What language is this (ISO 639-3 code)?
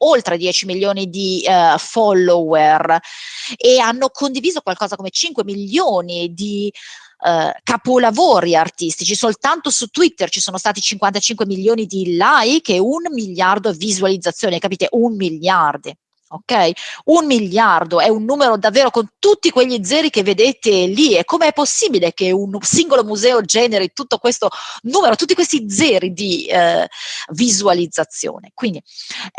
ita